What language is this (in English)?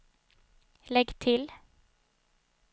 Swedish